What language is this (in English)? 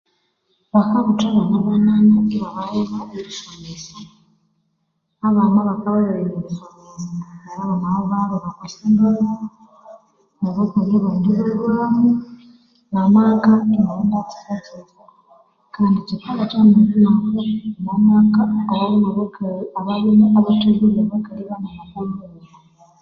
Konzo